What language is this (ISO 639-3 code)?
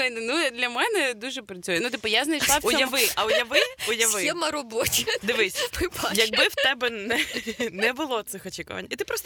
ukr